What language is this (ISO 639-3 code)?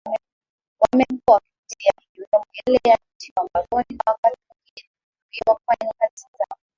swa